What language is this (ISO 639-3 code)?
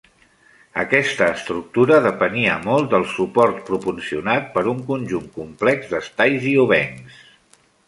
cat